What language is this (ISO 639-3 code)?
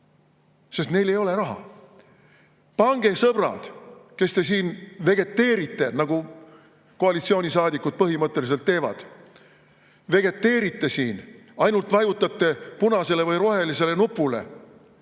est